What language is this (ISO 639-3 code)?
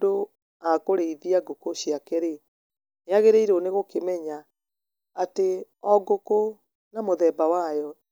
kik